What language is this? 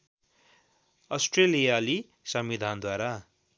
Nepali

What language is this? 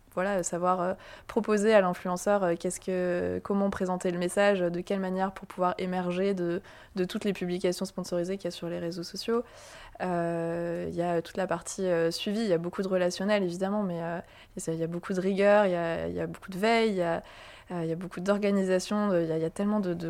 French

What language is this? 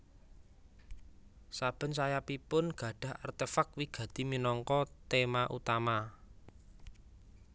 Javanese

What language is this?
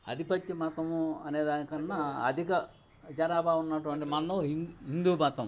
Telugu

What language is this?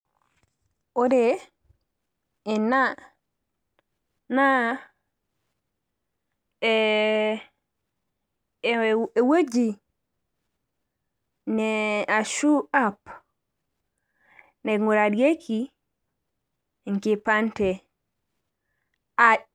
Masai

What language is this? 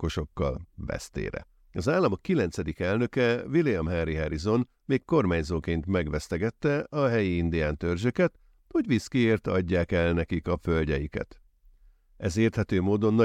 Hungarian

